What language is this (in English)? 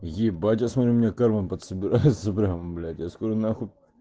Russian